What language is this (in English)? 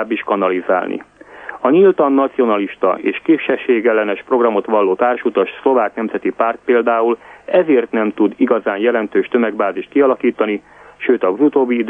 Hungarian